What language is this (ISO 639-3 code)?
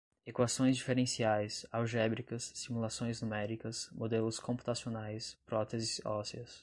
por